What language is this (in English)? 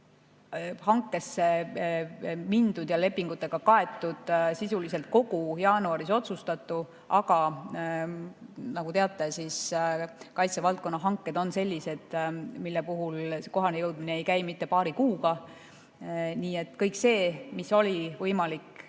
Estonian